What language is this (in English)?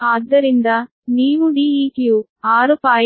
Kannada